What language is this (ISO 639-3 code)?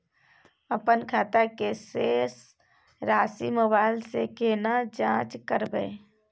mai